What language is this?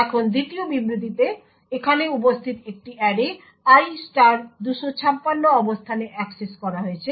Bangla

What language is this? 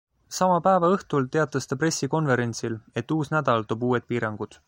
Estonian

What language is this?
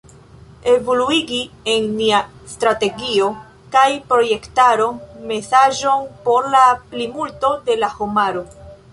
Esperanto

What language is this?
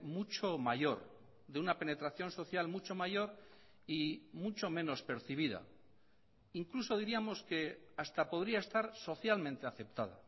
Spanish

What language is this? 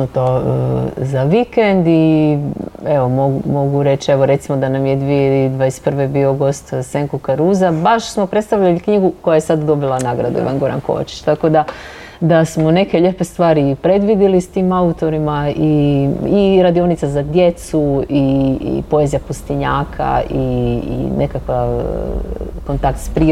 Croatian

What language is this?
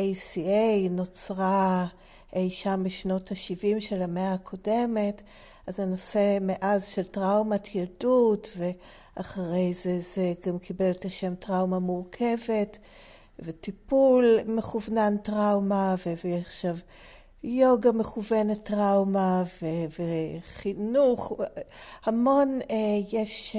Hebrew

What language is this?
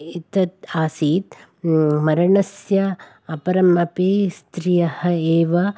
Sanskrit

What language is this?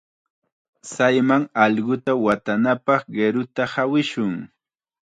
Chiquián Ancash Quechua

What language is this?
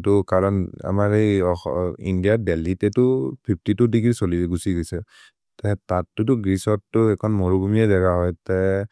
Maria (India)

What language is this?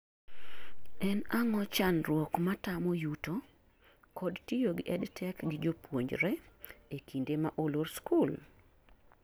Luo (Kenya and Tanzania)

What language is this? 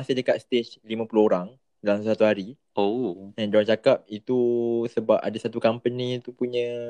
Malay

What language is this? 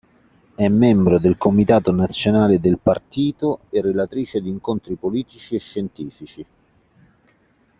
Italian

